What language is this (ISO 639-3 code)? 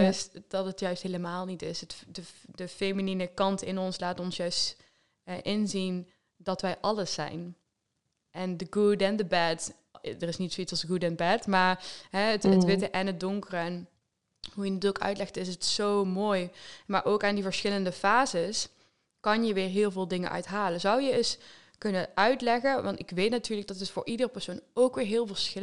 nld